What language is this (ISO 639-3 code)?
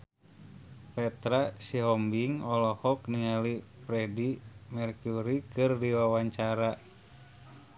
sun